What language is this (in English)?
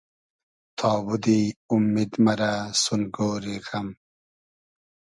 Hazaragi